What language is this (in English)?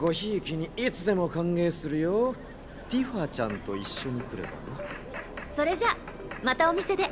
Japanese